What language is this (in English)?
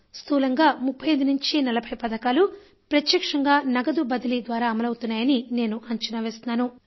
Telugu